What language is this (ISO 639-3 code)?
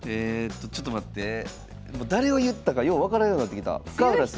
jpn